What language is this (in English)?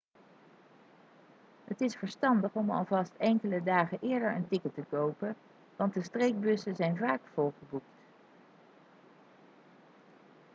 Dutch